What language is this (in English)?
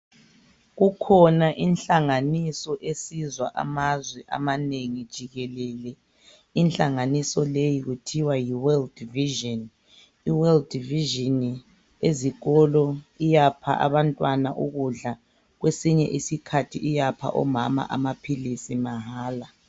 North Ndebele